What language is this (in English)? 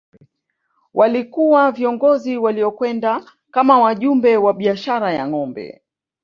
Swahili